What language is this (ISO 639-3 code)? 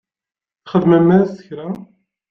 kab